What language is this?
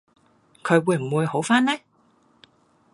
Cantonese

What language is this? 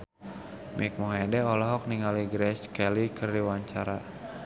Sundanese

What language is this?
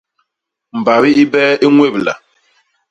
Basaa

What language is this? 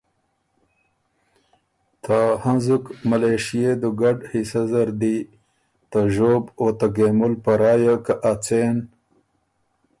Ormuri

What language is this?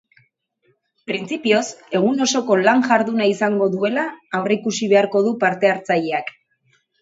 Basque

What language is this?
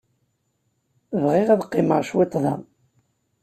Kabyle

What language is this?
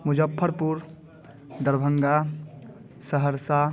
Hindi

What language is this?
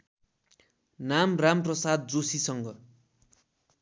Nepali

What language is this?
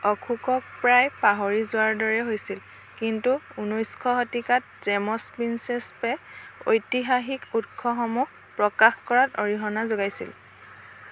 Assamese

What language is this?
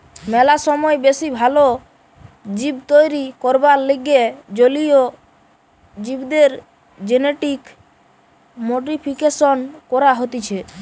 Bangla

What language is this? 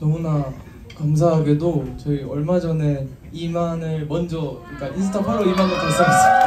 Korean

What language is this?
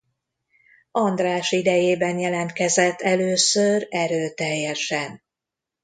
Hungarian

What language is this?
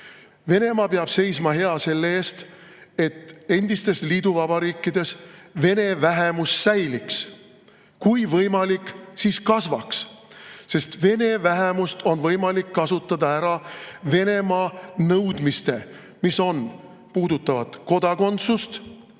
Estonian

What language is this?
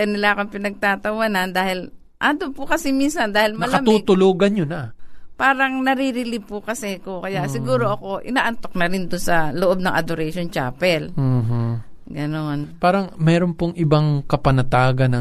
Filipino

